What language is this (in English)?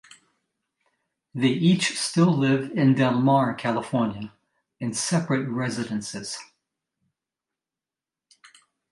English